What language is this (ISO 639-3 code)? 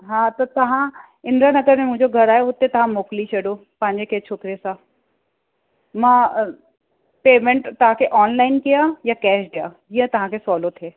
snd